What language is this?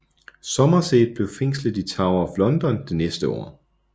Danish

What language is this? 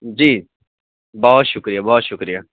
Urdu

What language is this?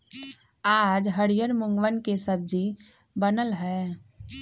Magahi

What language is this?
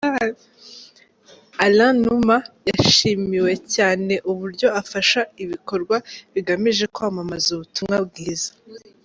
Kinyarwanda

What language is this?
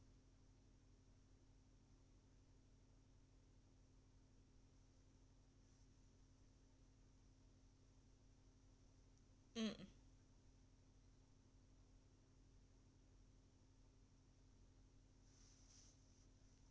English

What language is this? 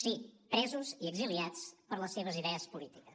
Catalan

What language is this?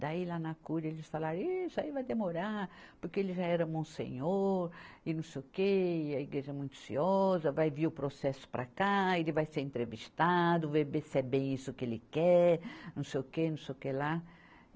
Portuguese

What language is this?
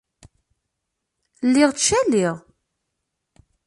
Kabyle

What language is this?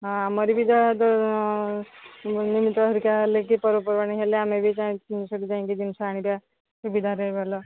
Odia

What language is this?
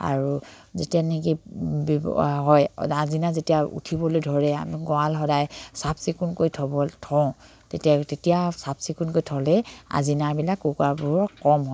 Assamese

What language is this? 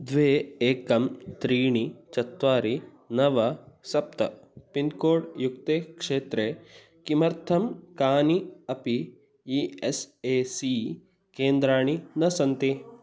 Sanskrit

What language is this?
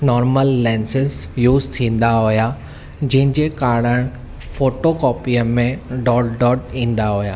Sindhi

